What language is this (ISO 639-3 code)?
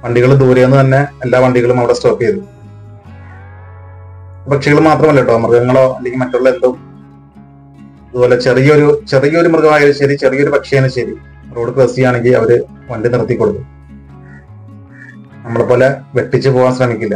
mal